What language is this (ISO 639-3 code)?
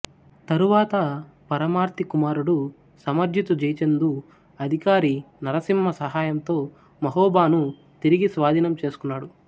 tel